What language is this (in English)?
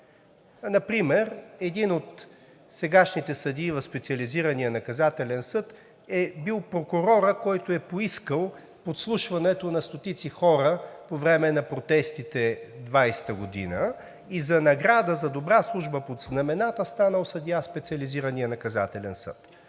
Bulgarian